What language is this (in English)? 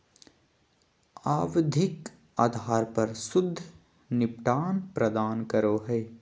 Magahi